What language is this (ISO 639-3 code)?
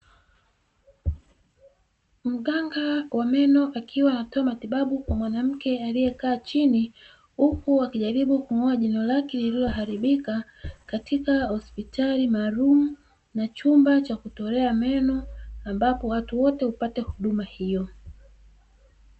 swa